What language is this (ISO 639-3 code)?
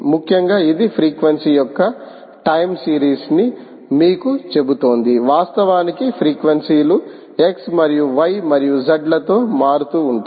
tel